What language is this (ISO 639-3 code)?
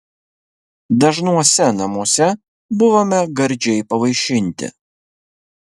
lit